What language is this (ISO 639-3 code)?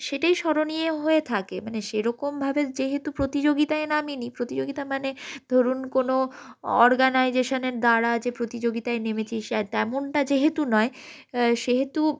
ben